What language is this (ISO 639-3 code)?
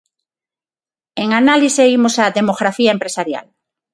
glg